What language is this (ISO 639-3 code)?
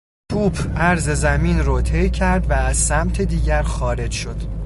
fas